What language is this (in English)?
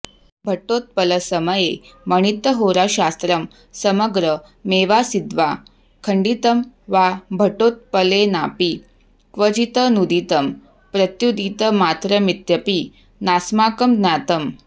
Sanskrit